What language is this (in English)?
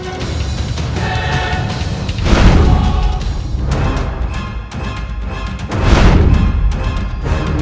Indonesian